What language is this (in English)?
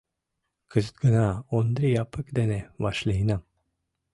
Mari